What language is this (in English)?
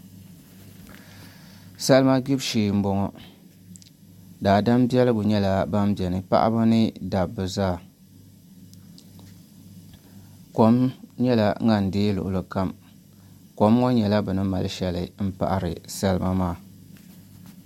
Dagbani